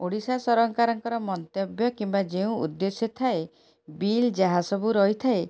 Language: Odia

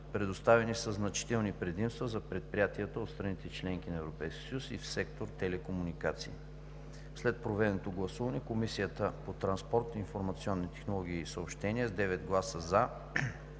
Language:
Bulgarian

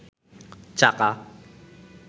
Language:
Bangla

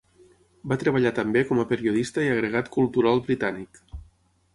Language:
Catalan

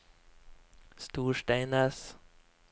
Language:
Norwegian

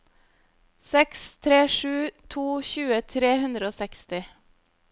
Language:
Norwegian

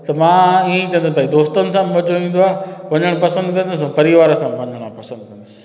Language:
Sindhi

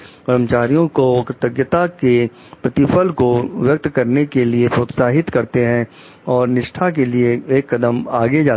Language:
Hindi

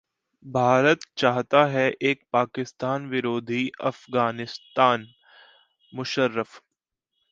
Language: Hindi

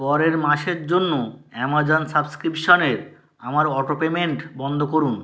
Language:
Bangla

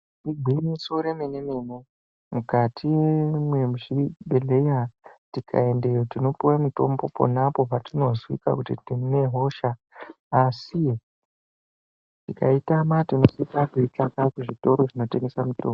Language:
Ndau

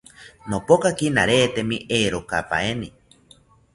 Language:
South Ucayali Ashéninka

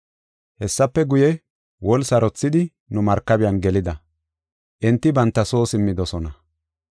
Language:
Gofa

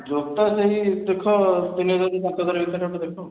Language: Odia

